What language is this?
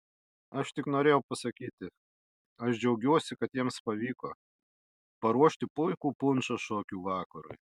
Lithuanian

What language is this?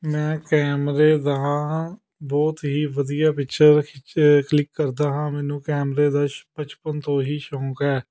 Punjabi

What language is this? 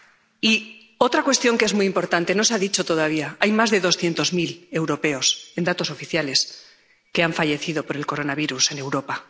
Spanish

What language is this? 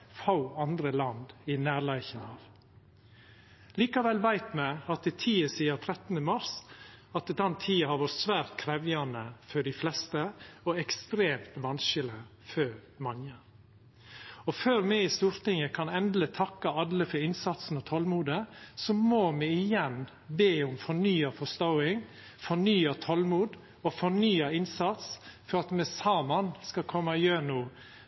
Norwegian Nynorsk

